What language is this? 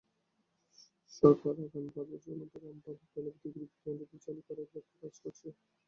Bangla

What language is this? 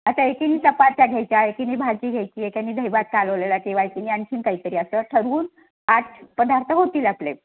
Marathi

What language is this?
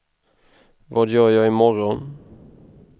Swedish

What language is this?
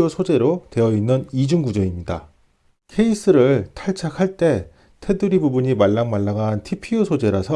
Korean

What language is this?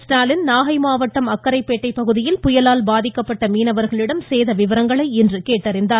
Tamil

